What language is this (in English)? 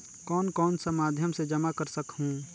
Chhattisgarhi